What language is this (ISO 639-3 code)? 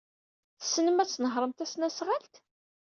kab